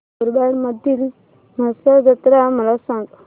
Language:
Marathi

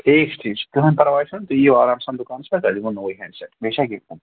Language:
Kashmiri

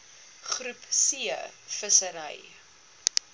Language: Afrikaans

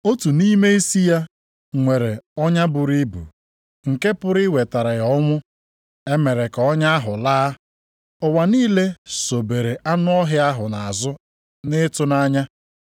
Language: Igbo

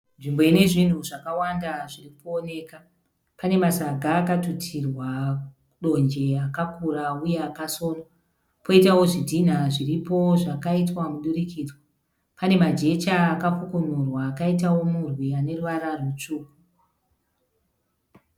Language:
Shona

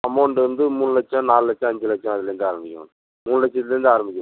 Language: Tamil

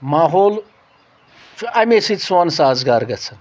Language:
Kashmiri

